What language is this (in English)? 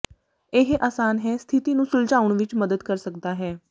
Punjabi